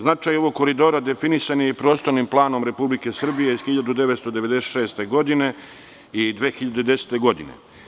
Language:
Serbian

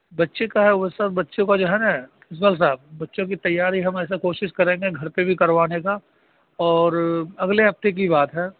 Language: Urdu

